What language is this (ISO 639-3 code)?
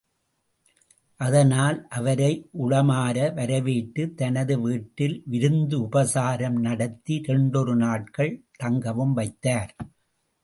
tam